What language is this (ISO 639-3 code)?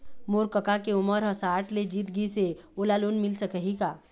hne